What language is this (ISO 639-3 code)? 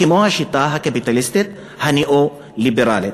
heb